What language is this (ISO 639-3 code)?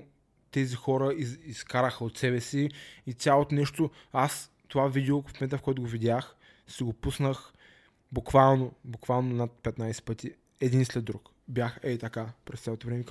bul